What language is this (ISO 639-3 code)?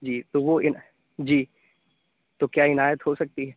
urd